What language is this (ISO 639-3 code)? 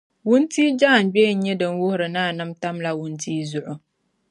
dag